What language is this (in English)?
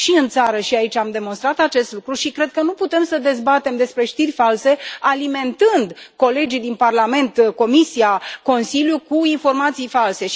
Romanian